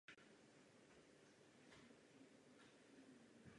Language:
Czech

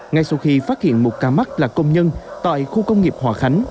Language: Vietnamese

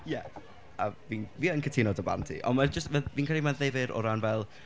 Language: Welsh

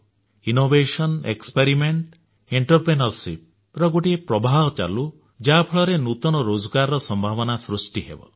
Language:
Odia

